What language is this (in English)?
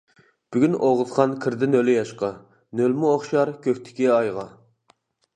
Uyghur